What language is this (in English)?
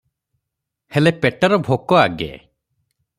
Odia